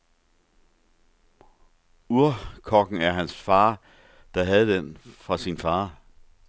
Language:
Danish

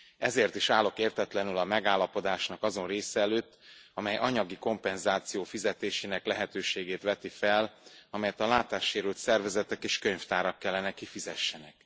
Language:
Hungarian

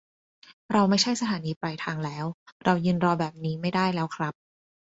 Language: Thai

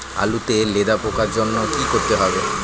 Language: Bangla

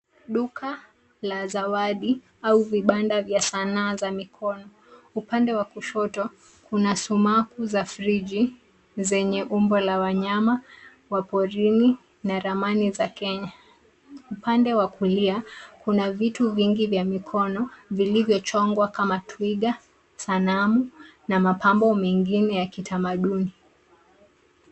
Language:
Swahili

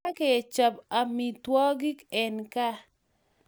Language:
Kalenjin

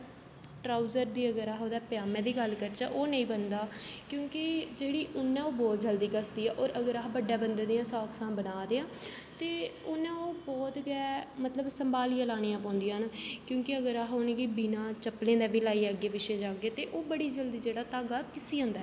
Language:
Dogri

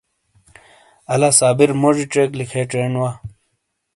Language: Shina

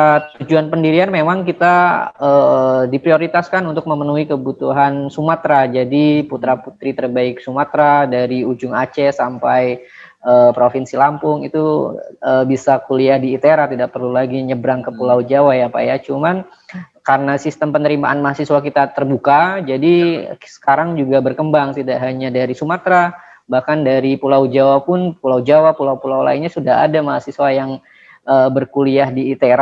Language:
Indonesian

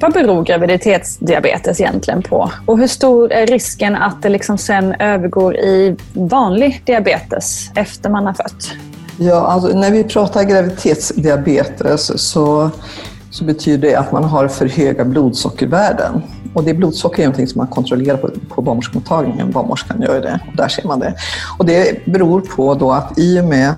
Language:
Swedish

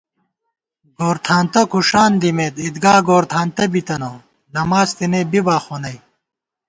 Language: Gawar-Bati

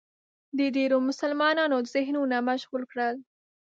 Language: Pashto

